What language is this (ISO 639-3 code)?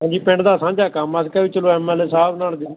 pan